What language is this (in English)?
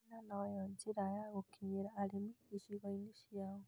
Kikuyu